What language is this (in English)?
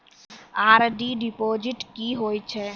Maithili